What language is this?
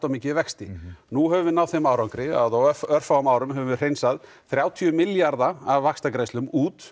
Icelandic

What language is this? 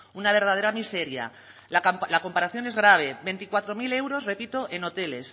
Spanish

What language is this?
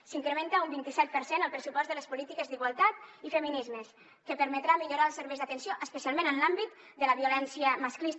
Catalan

